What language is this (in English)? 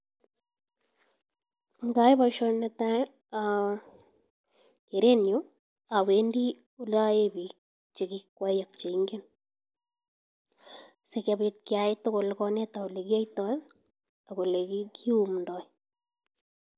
Kalenjin